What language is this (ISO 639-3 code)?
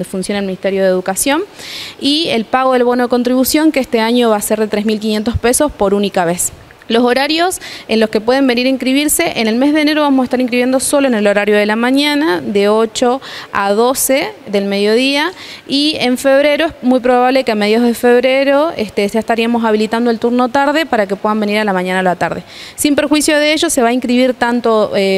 spa